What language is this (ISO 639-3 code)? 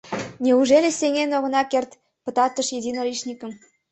chm